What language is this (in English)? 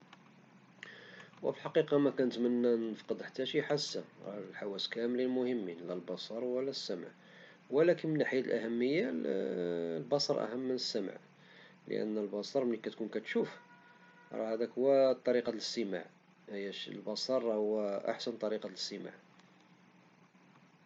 Moroccan Arabic